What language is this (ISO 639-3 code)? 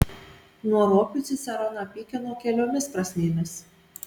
lit